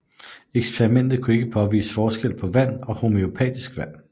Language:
Danish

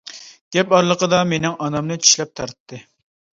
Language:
Uyghur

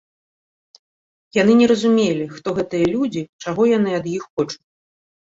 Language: Belarusian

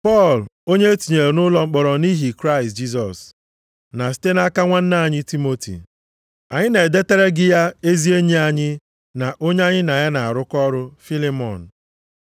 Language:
Igbo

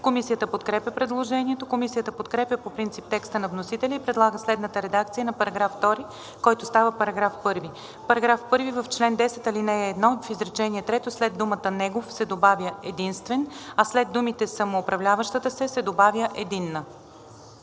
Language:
Bulgarian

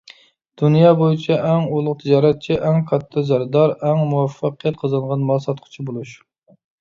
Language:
Uyghur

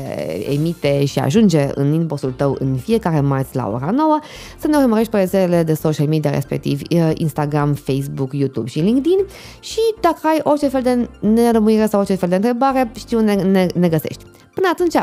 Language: Romanian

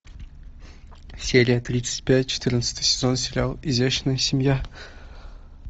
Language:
Russian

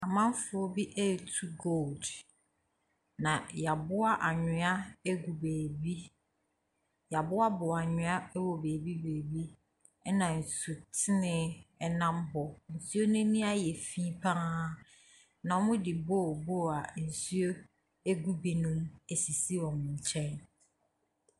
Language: Akan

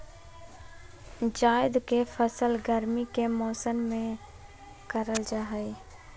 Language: Magahi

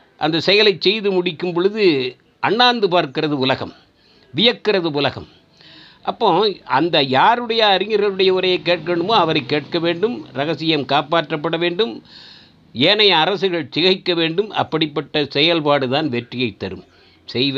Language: Tamil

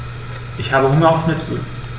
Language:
German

